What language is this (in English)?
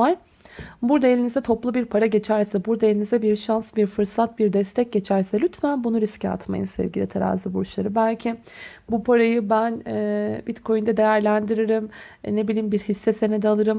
Turkish